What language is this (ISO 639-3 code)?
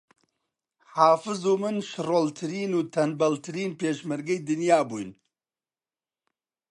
ckb